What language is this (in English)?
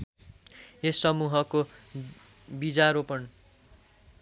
Nepali